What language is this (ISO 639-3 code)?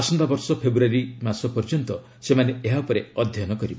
ori